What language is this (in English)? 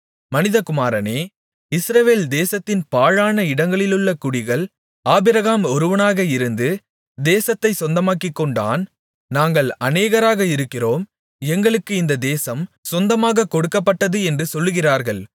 Tamil